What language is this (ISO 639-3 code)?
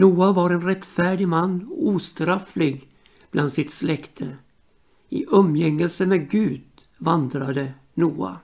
swe